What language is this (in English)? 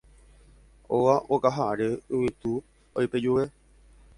Guarani